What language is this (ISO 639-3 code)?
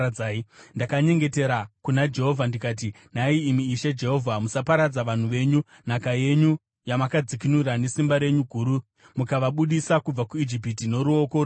sna